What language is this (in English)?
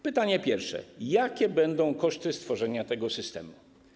Polish